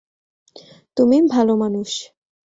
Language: Bangla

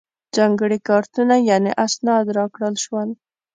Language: Pashto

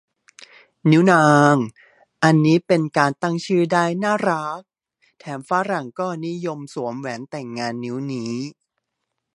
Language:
Thai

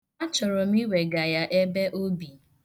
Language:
Igbo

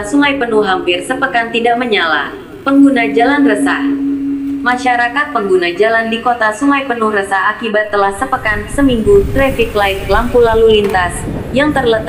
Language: Indonesian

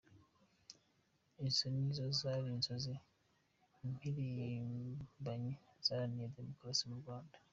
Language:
Kinyarwanda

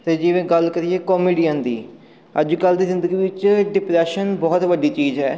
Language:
Punjabi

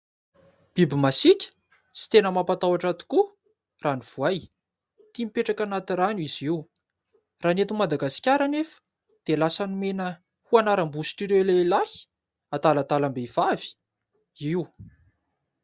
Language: Malagasy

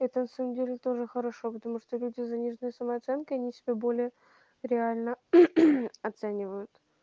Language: Russian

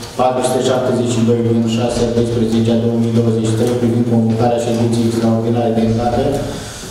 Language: Romanian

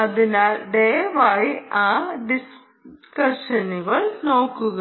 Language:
Malayalam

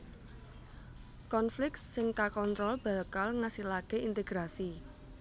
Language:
Javanese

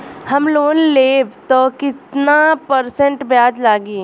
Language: Bhojpuri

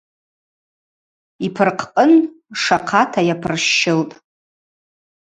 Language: Abaza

